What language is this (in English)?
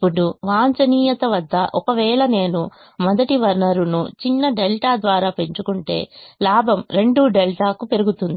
Telugu